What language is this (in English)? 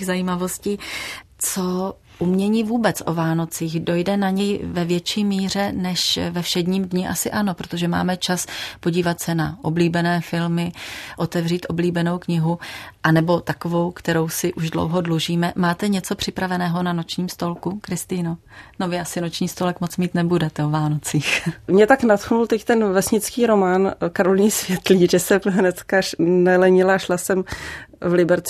Czech